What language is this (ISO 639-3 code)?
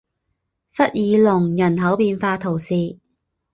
zho